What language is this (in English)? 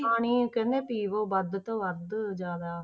Punjabi